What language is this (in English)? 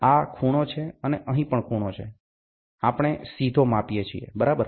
Gujarati